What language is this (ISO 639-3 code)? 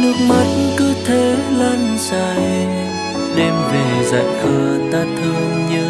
vie